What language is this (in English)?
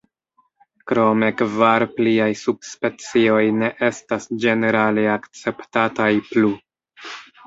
Esperanto